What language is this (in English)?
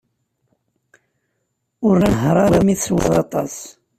Kabyle